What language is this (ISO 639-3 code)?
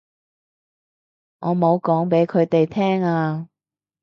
yue